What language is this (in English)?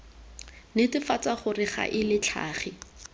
Tswana